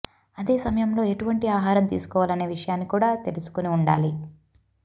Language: Telugu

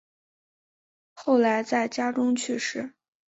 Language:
Chinese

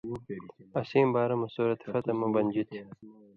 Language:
Indus Kohistani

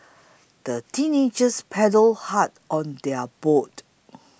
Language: English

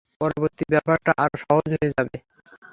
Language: Bangla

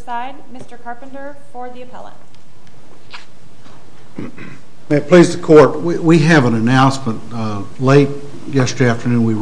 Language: English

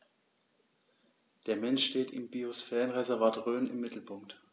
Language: German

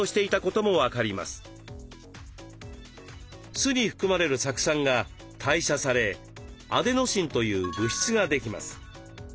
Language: Japanese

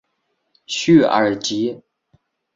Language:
Chinese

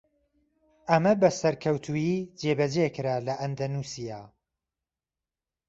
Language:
Central Kurdish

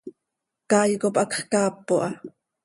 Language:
Seri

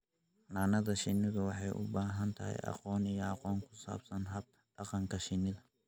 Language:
Somali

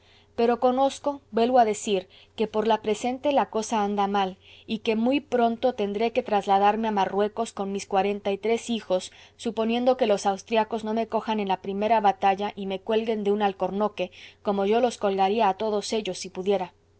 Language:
Spanish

